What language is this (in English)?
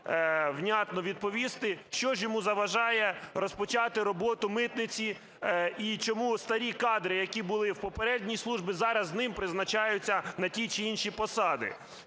Ukrainian